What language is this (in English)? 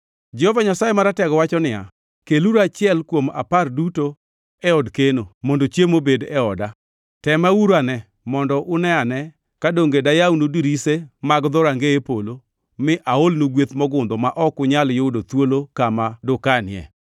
Luo (Kenya and Tanzania)